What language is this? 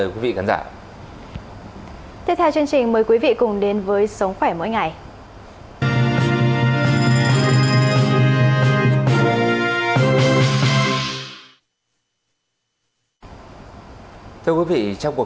Vietnamese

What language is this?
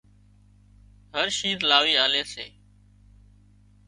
Wadiyara Koli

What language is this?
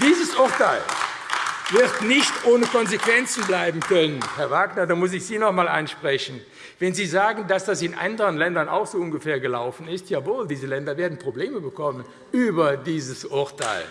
German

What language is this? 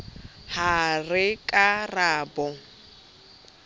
Southern Sotho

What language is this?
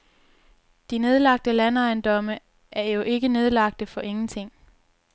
Danish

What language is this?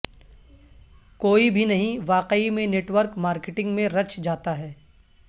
Urdu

